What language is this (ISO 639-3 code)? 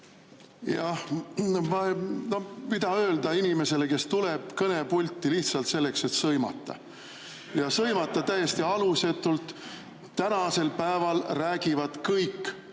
est